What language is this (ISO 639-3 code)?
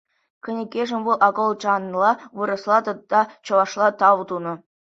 chv